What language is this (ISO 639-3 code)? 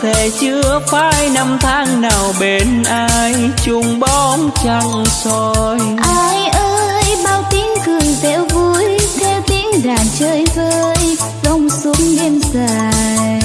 vie